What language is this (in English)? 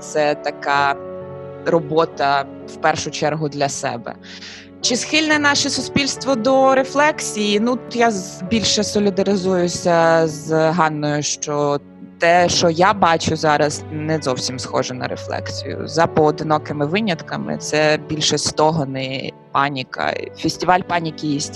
Ukrainian